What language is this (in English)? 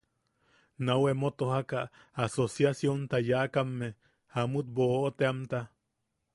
Yaqui